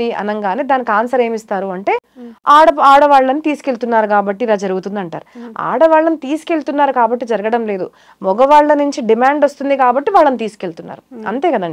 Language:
Telugu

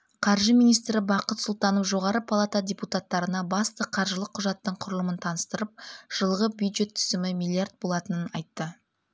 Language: Kazakh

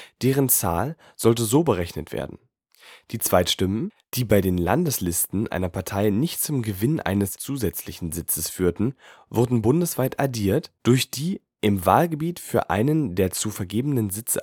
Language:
German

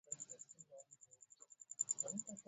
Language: Swahili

